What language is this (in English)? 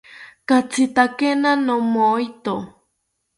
South Ucayali Ashéninka